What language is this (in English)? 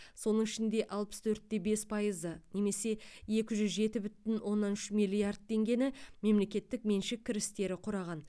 Kazakh